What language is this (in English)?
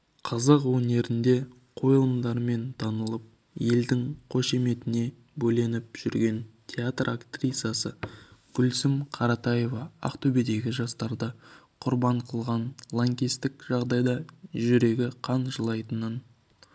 Kazakh